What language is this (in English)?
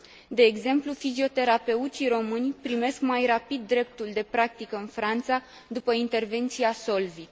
Romanian